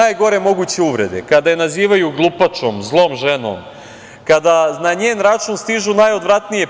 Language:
Serbian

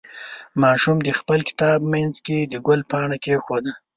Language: Pashto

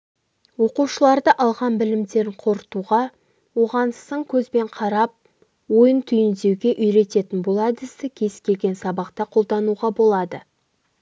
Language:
Kazakh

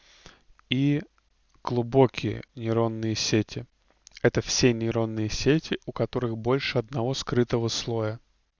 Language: Russian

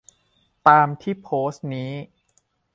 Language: Thai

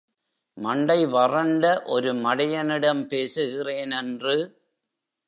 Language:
Tamil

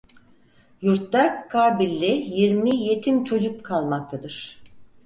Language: Turkish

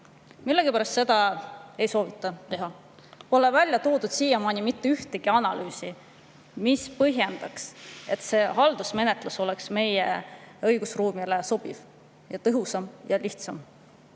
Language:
Estonian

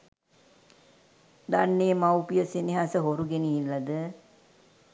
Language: Sinhala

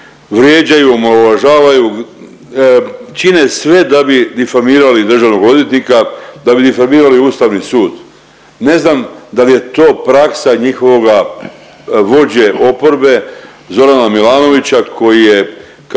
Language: Croatian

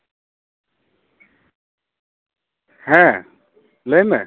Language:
Santali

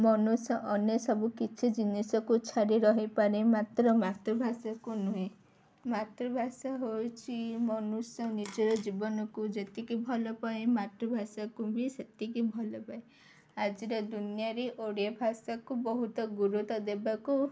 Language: Odia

